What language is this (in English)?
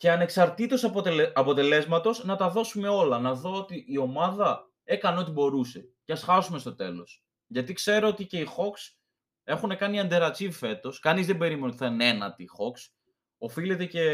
Greek